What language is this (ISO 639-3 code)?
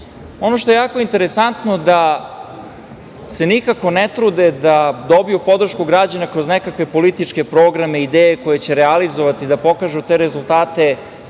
srp